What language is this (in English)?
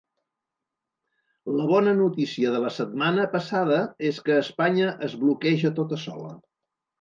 Catalan